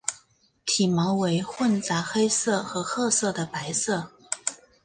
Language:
Chinese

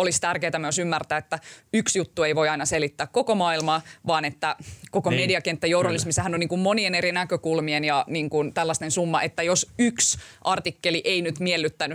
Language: Finnish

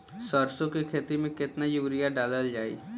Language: Bhojpuri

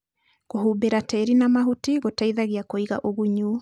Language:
Kikuyu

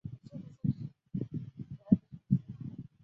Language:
Chinese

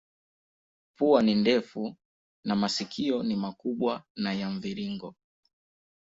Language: Swahili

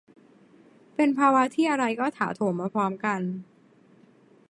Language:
Thai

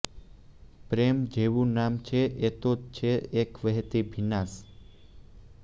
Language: Gujarati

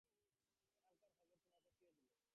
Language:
Bangla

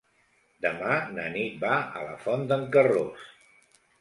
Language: Catalan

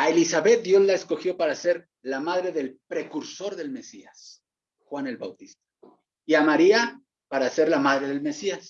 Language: Spanish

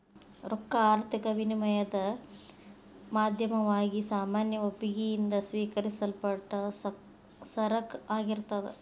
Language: Kannada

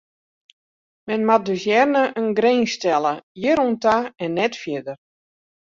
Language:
Western Frisian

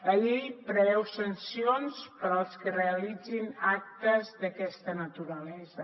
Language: Catalan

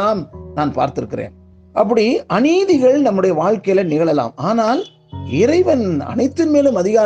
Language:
Tamil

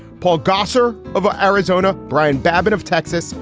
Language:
English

